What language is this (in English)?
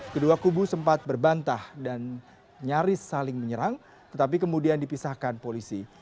Indonesian